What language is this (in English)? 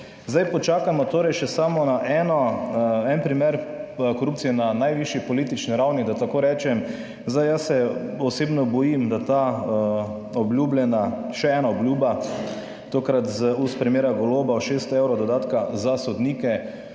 Slovenian